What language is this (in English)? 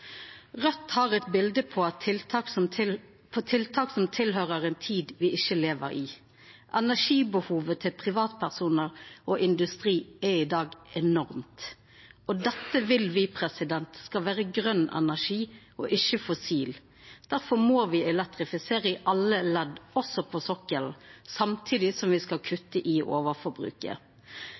Norwegian Nynorsk